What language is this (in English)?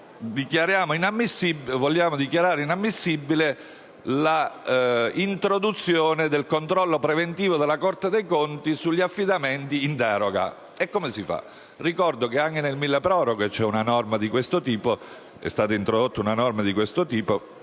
Italian